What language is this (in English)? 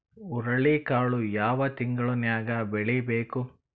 Kannada